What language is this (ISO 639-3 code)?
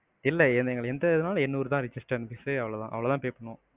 tam